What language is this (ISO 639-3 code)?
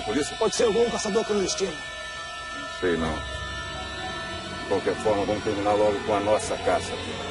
por